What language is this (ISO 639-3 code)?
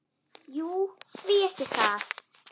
isl